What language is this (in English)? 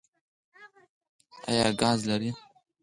Pashto